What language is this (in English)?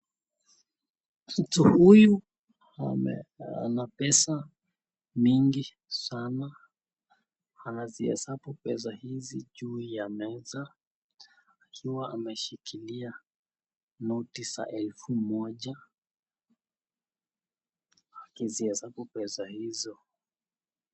Swahili